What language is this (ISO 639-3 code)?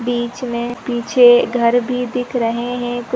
hin